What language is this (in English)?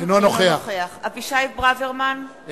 Hebrew